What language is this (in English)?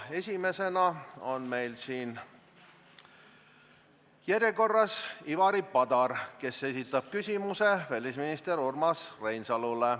Estonian